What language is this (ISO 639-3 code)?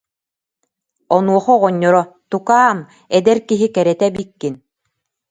sah